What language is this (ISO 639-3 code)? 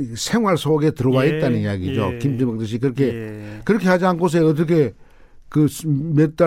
kor